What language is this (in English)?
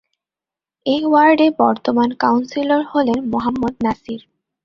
Bangla